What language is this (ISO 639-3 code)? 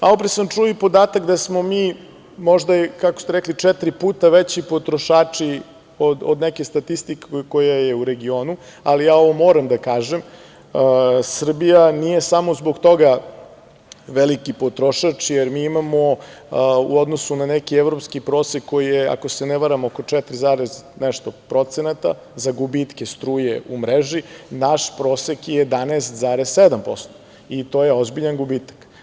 srp